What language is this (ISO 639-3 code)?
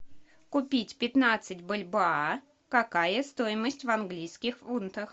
rus